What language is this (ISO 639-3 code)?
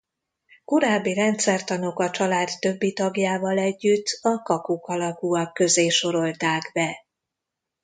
hun